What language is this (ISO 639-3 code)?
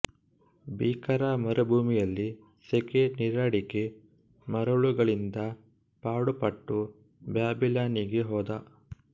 kan